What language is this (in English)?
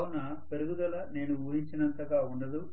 Telugu